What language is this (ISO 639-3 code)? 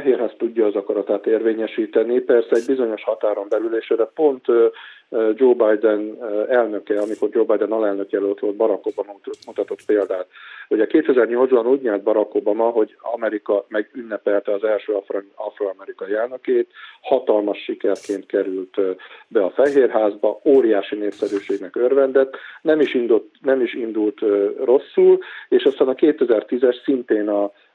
hun